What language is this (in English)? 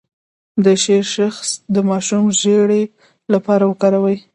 Pashto